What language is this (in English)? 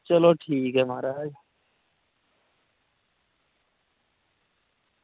Dogri